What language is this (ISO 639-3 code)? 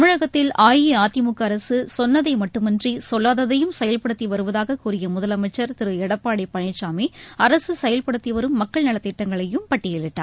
tam